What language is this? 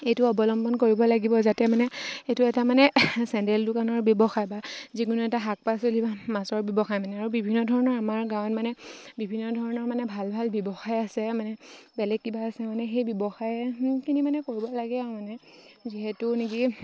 Assamese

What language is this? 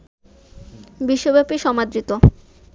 Bangla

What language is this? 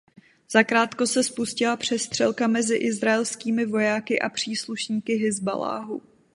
Czech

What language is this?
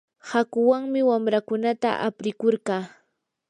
Yanahuanca Pasco Quechua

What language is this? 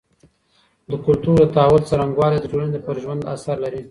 Pashto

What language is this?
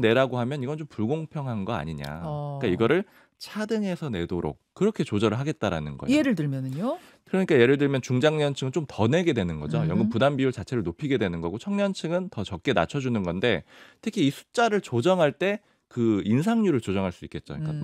Korean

